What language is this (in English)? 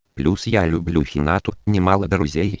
Russian